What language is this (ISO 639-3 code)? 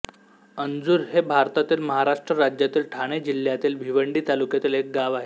mar